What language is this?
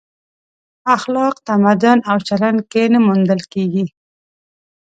Pashto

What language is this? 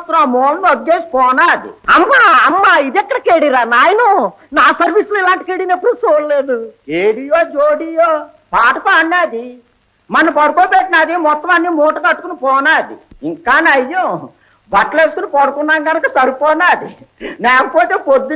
Telugu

